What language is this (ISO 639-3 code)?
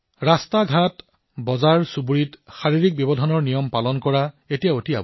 asm